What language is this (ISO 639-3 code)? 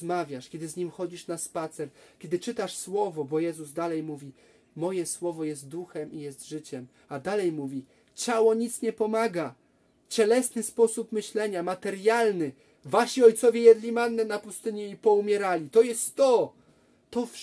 pol